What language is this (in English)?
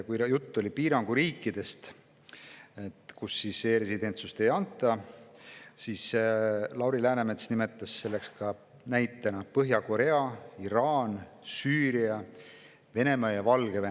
Estonian